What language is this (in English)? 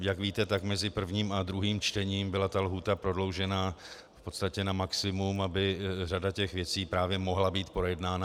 Czech